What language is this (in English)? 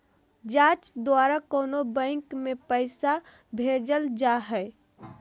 Magahi